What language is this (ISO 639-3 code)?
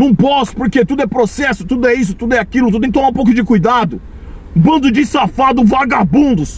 por